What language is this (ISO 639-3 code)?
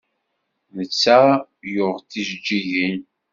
kab